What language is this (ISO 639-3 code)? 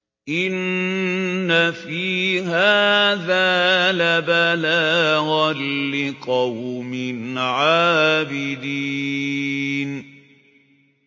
ara